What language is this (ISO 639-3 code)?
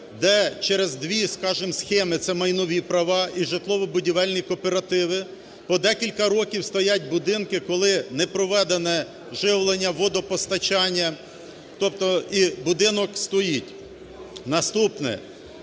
ukr